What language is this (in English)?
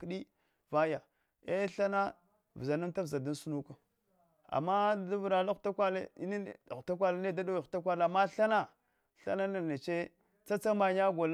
Hwana